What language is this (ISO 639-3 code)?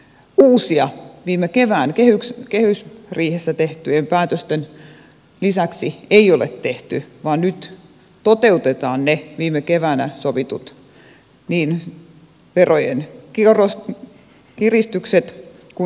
fin